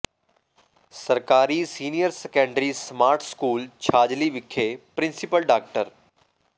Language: Punjabi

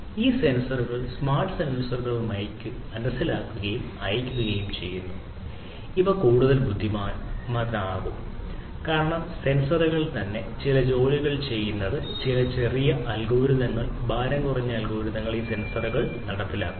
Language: Malayalam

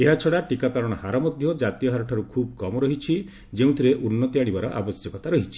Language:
Odia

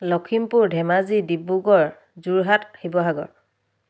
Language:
Assamese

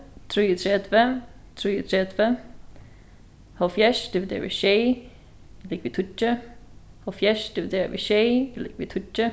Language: Faroese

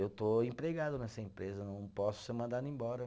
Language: Portuguese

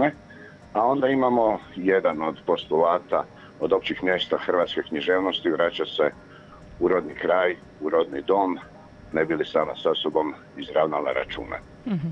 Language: Croatian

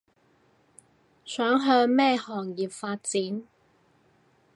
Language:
Cantonese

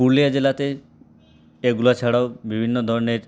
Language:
Bangla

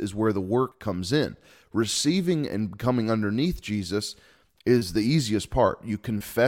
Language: English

